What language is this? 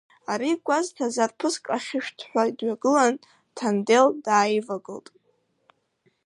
Abkhazian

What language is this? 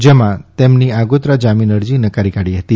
Gujarati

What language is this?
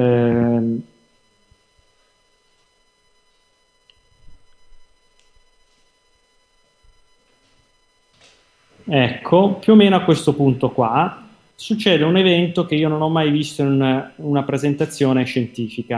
Italian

